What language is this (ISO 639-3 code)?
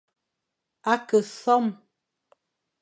fan